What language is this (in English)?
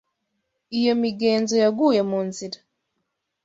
Kinyarwanda